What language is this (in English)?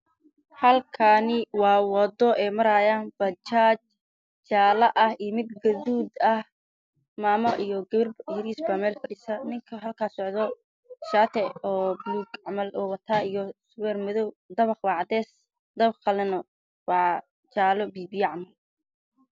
Somali